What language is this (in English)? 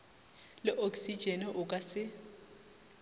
Northern Sotho